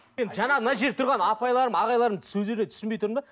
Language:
Kazakh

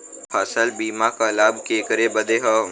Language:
Bhojpuri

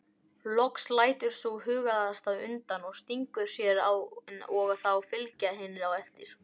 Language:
Icelandic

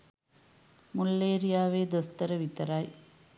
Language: Sinhala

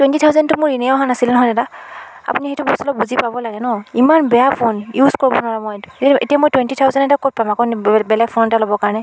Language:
Assamese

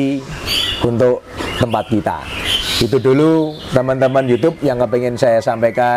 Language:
Indonesian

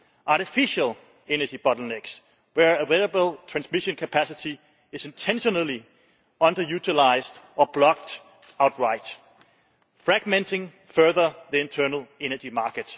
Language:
English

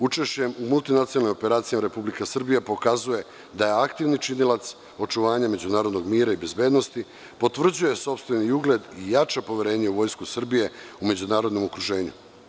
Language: Serbian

